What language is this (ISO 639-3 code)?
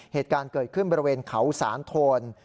tha